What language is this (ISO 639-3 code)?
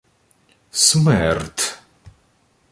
ukr